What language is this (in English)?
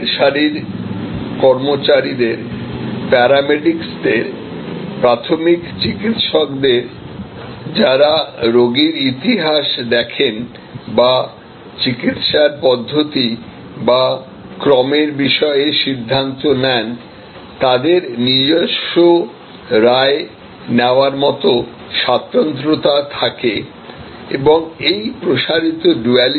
Bangla